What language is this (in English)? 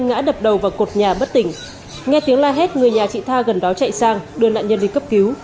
Vietnamese